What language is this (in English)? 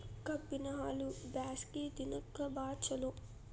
Kannada